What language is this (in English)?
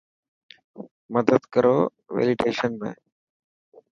Dhatki